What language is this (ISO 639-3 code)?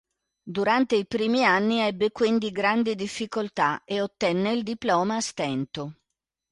ita